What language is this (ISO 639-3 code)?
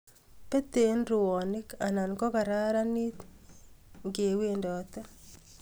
kln